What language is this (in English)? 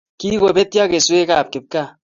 Kalenjin